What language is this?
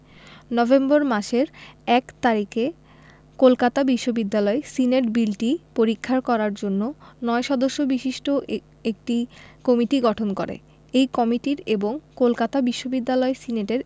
Bangla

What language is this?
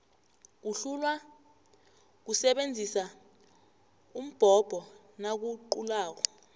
South Ndebele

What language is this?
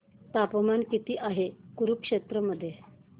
Marathi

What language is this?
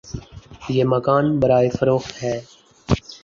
Urdu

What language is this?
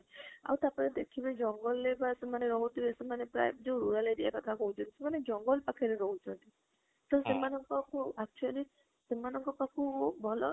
Odia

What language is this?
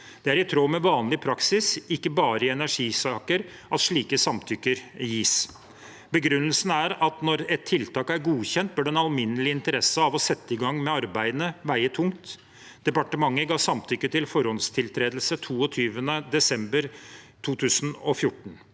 Norwegian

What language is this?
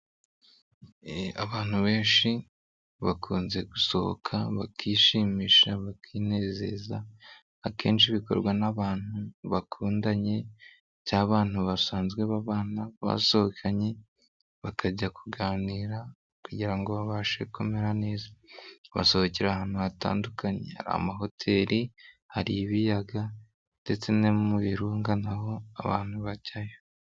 Kinyarwanda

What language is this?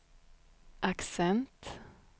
Swedish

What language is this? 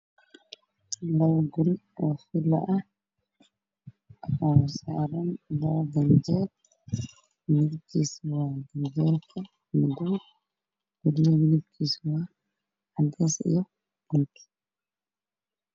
Somali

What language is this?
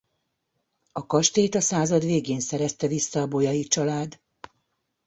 Hungarian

